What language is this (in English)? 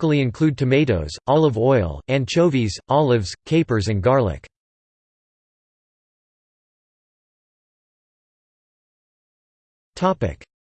English